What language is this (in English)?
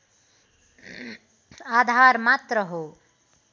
Nepali